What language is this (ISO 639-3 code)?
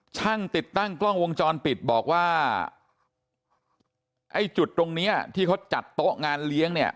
tha